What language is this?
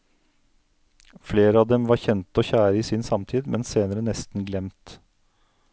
Norwegian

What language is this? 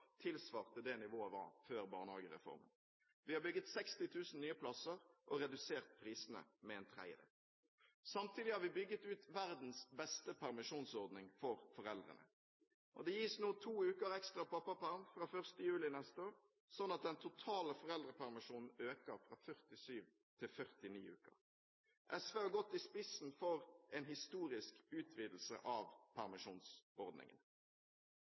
Norwegian Bokmål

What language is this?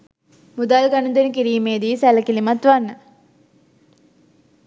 Sinhala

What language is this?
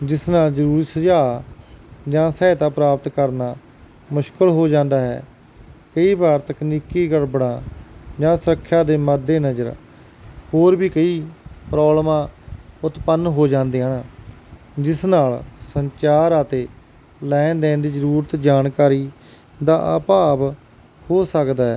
Punjabi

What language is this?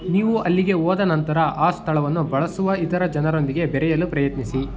Kannada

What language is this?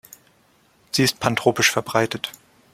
German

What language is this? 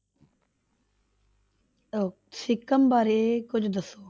Punjabi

